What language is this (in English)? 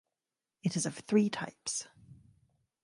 English